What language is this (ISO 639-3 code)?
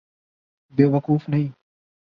urd